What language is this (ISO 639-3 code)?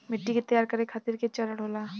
bho